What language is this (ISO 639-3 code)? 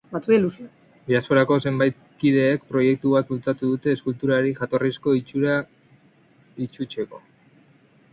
eus